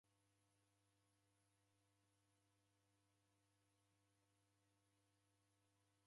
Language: Taita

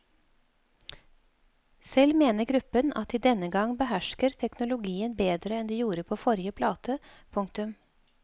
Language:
Norwegian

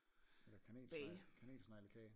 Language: Danish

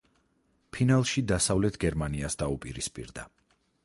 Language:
Georgian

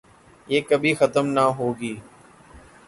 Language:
Urdu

